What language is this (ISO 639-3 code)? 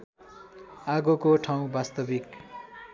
nep